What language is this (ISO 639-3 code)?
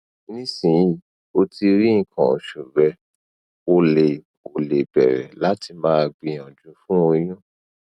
yor